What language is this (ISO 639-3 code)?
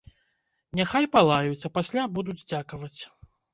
bel